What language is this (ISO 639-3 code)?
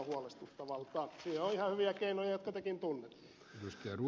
fin